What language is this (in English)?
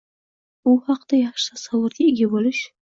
Uzbek